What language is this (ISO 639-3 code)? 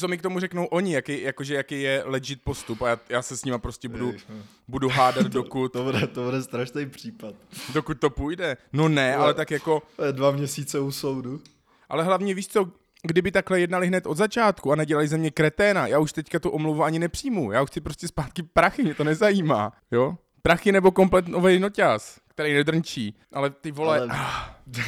ces